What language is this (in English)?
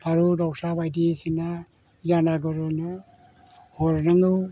Bodo